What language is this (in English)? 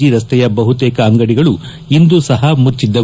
Kannada